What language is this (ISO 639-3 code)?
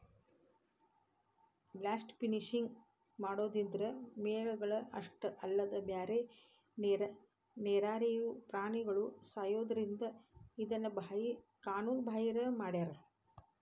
kan